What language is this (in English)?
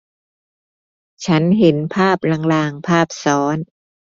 Thai